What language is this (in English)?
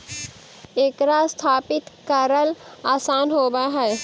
Magahi